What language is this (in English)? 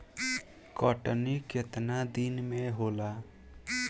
Bhojpuri